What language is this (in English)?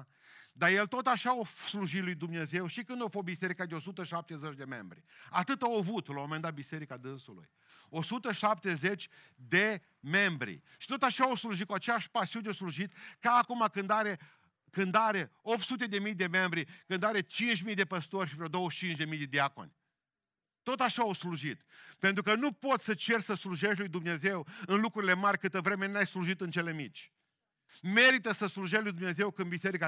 Romanian